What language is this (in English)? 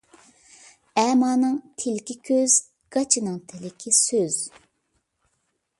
Uyghur